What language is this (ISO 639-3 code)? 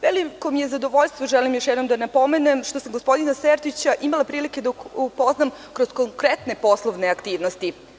srp